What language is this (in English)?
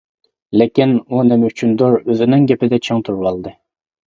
Uyghur